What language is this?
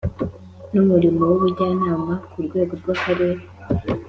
Kinyarwanda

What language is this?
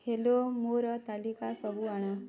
Odia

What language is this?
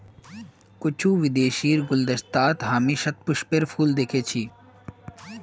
Magahi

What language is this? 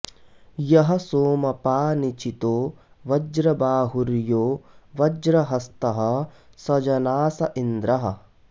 Sanskrit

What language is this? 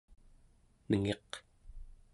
Central Yupik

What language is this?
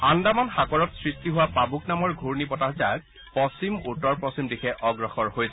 Assamese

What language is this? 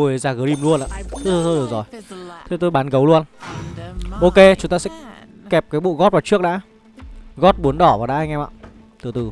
Vietnamese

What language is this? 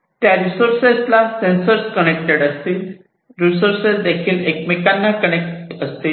Marathi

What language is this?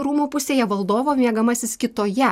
Lithuanian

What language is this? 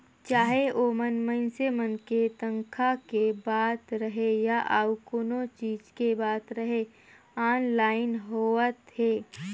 Chhattisgarhi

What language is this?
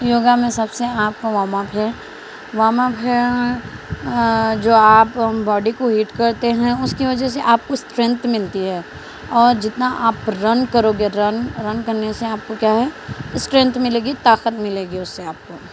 Urdu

